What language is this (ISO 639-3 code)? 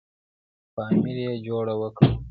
pus